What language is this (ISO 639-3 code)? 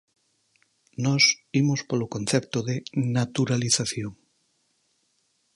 glg